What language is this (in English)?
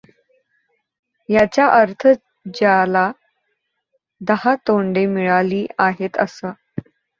Marathi